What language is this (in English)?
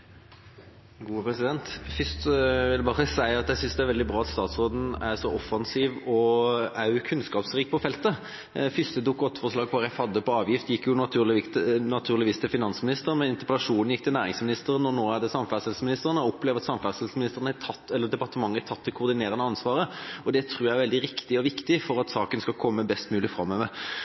Norwegian Bokmål